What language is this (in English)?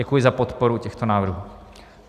Czech